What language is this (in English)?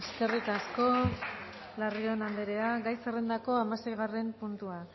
Basque